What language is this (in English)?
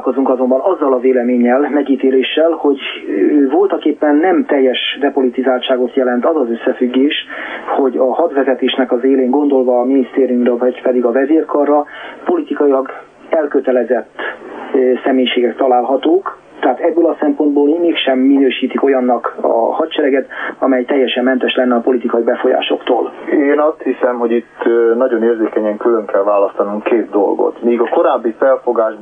Hungarian